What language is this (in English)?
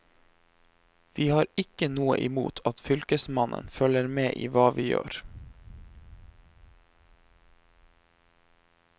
Norwegian